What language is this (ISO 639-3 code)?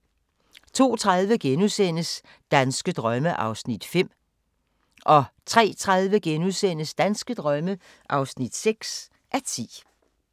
dan